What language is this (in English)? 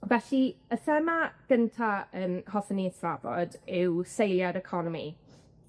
Welsh